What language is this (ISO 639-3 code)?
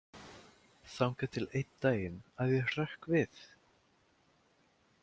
isl